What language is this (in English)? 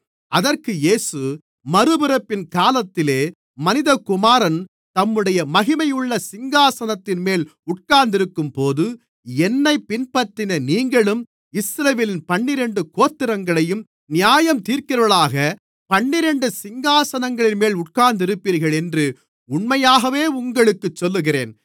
Tamil